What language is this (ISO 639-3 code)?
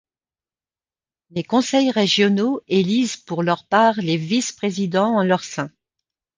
fra